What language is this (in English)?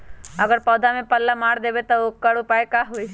Magahi